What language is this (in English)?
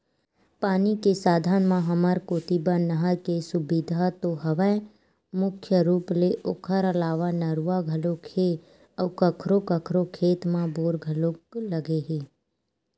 Chhattisgarhi